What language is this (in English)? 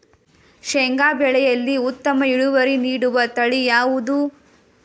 Kannada